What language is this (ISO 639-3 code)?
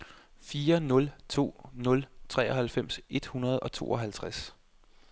dan